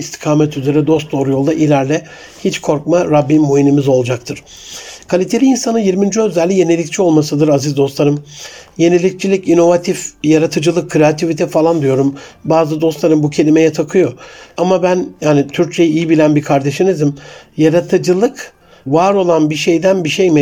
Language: Turkish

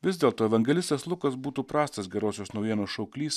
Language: Lithuanian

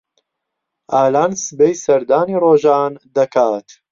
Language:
Central Kurdish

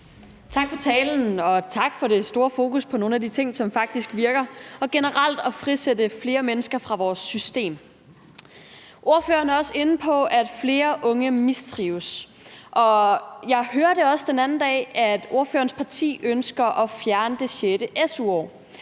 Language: Danish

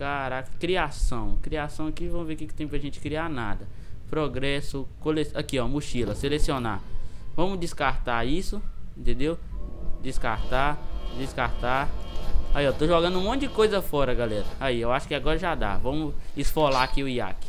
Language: Portuguese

